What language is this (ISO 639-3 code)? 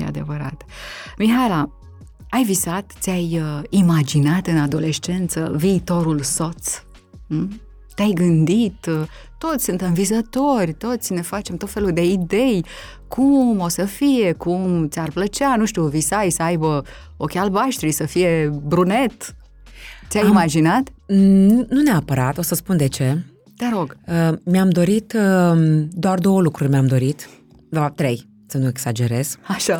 ron